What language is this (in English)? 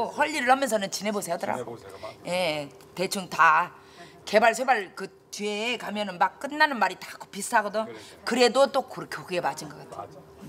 Korean